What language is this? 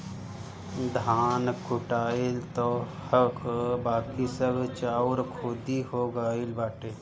Bhojpuri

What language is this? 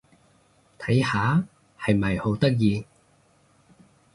Cantonese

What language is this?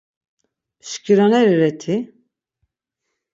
Laz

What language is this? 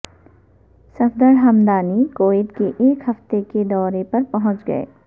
Urdu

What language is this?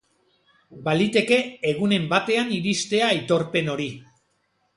Basque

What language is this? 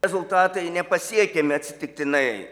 Lithuanian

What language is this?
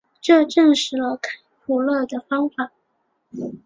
Chinese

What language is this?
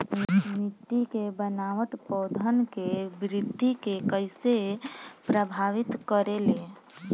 Bhojpuri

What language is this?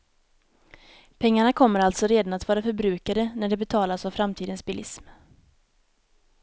Swedish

